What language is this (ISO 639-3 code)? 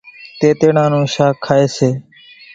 gjk